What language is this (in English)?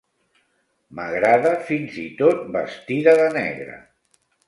Catalan